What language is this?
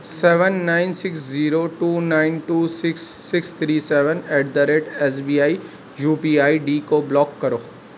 Urdu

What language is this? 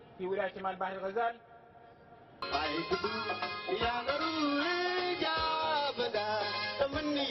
Arabic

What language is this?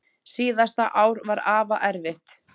Icelandic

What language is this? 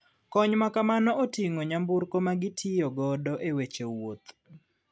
Luo (Kenya and Tanzania)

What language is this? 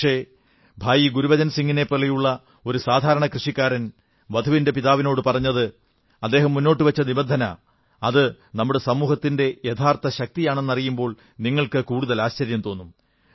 Malayalam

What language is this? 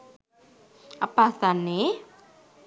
Sinhala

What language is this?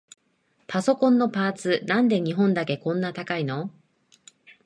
Japanese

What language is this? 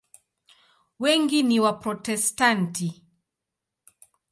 Swahili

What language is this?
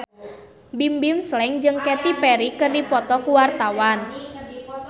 Sundanese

